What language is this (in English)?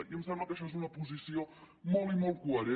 Catalan